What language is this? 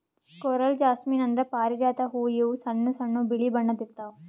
Kannada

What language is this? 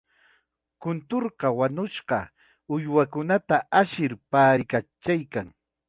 Chiquián Ancash Quechua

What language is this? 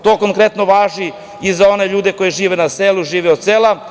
Serbian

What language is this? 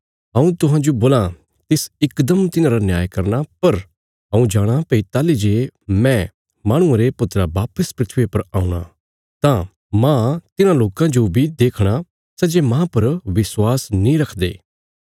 Bilaspuri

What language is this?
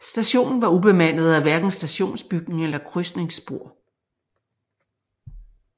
Danish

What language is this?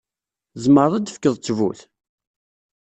Kabyle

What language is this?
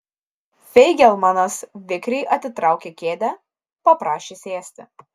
Lithuanian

